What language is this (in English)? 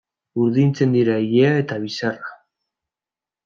Basque